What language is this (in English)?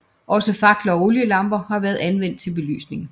Danish